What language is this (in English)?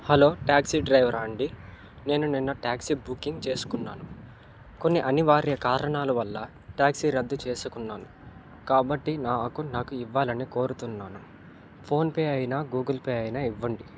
Telugu